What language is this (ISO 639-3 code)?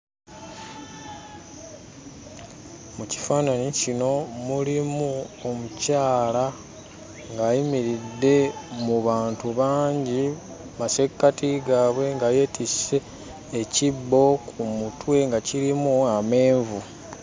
lug